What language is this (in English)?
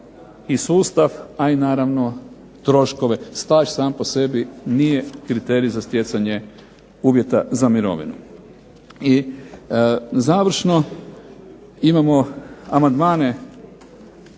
Croatian